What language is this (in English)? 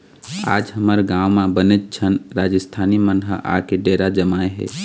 Chhattisgarhi